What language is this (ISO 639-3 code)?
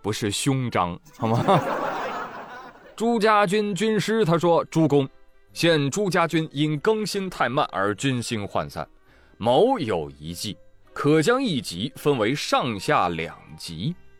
zho